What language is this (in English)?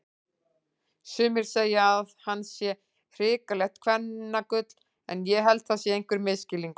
Icelandic